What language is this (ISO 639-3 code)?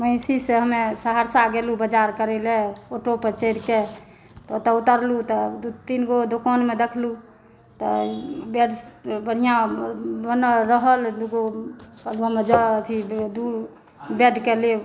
mai